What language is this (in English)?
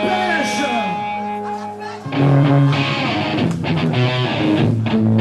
Arabic